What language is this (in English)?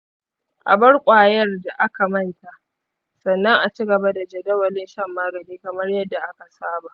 Hausa